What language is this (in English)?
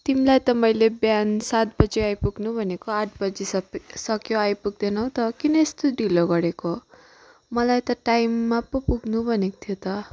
Nepali